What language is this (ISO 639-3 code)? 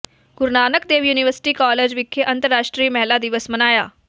pan